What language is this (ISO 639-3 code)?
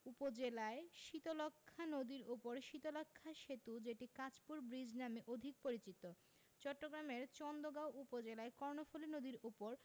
ben